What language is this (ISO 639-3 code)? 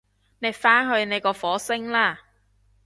yue